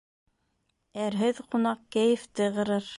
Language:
Bashkir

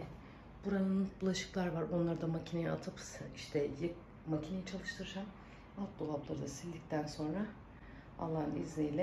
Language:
Turkish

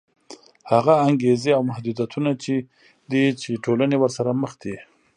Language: Pashto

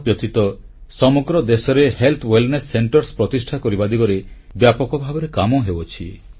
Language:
Odia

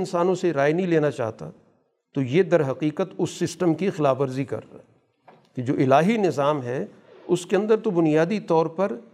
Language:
Urdu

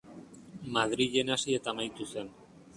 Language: Basque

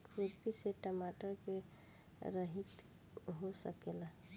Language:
Bhojpuri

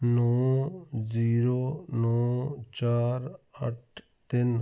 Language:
Punjabi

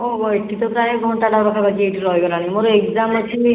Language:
Odia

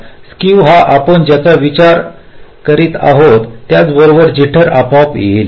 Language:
Marathi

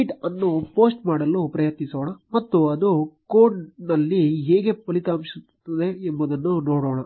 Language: Kannada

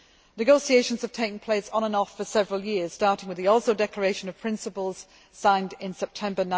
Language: English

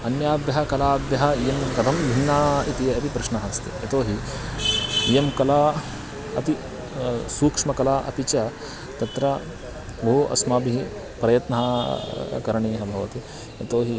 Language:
Sanskrit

